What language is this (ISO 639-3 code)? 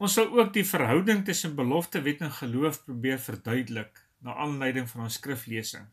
nld